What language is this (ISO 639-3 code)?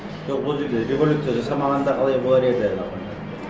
kaz